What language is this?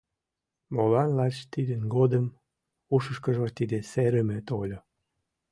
Mari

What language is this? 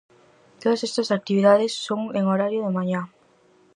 Galician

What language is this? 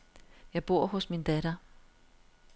Danish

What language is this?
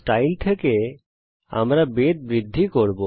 Bangla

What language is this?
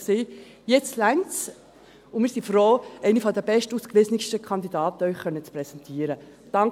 Swiss German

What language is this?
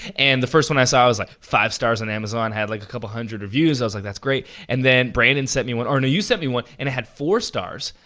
English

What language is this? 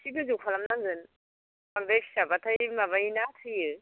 Bodo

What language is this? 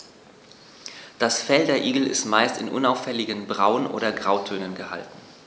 German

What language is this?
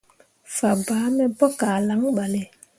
Mundang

